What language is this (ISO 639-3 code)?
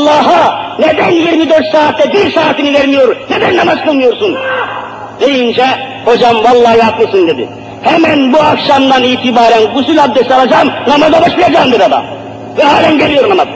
tur